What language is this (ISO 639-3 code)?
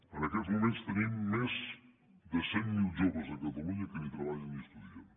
cat